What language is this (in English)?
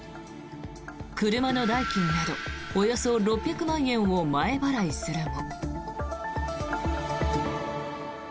Japanese